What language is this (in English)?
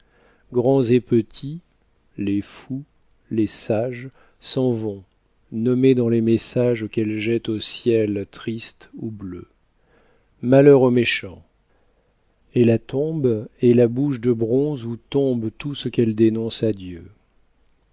French